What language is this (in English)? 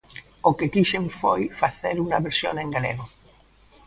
Galician